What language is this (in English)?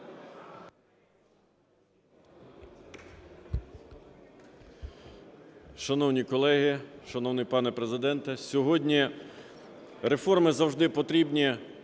Ukrainian